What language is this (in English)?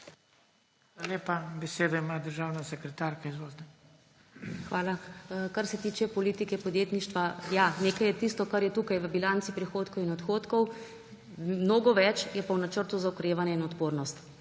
Slovenian